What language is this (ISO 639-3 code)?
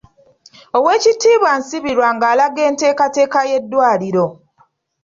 lug